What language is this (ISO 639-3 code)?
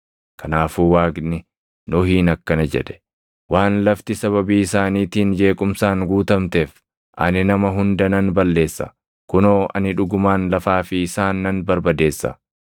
orm